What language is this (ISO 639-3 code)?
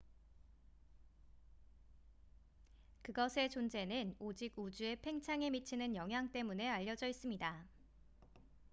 kor